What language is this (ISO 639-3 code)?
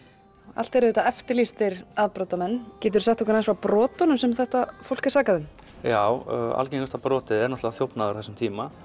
isl